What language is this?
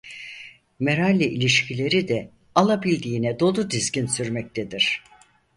Turkish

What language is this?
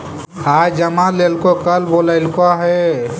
Magahi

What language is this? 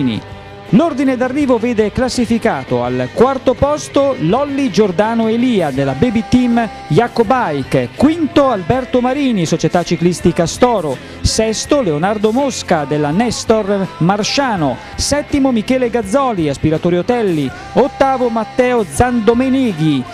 Italian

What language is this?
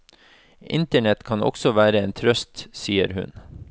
Norwegian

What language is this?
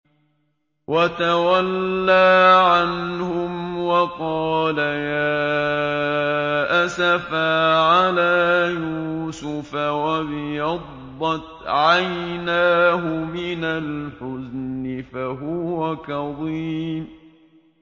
Arabic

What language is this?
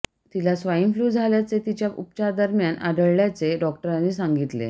Marathi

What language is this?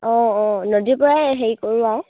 Assamese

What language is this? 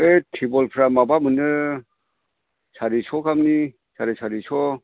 Bodo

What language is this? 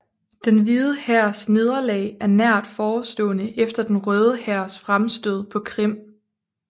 Danish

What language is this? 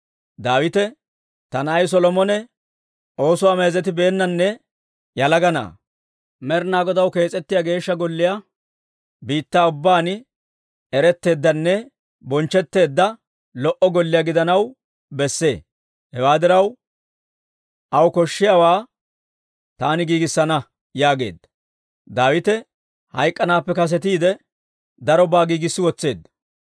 Dawro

